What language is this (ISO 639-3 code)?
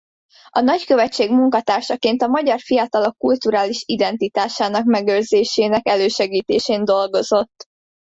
hun